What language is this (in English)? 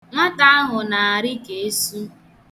Igbo